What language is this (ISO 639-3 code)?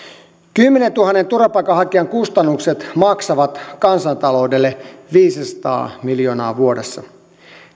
fin